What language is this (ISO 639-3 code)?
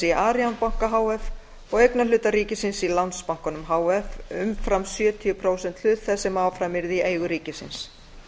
isl